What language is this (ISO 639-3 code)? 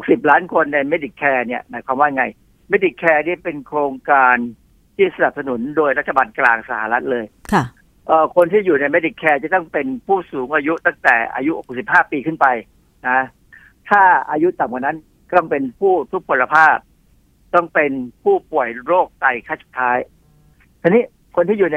tha